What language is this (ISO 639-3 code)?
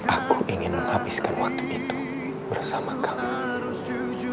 ind